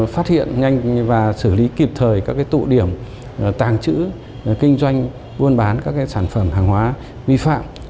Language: Vietnamese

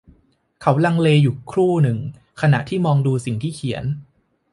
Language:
Thai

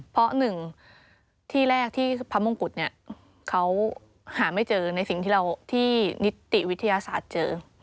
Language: Thai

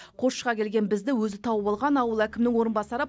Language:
Kazakh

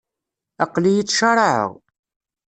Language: Kabyle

